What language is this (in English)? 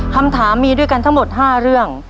Thai